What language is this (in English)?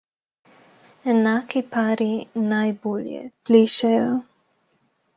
Slovenian